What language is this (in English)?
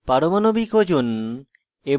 Bangla